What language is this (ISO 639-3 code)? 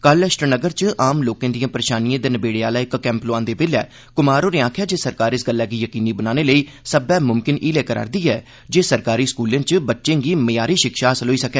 doi